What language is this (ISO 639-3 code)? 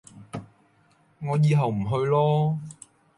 yue